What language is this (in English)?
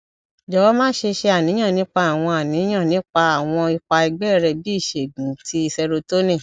Yoruba